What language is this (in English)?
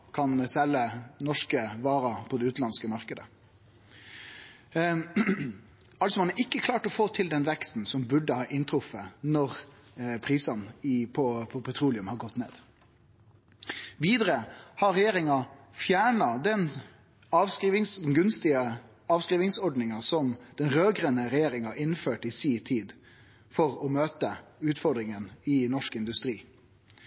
Norwegian Nynorsk